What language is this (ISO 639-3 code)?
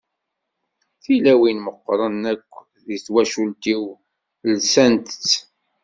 kab